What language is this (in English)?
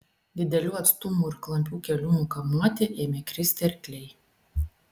Lithuanian